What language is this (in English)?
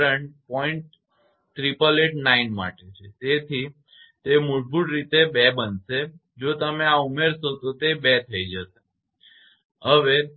Gujarati